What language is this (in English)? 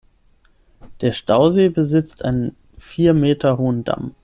German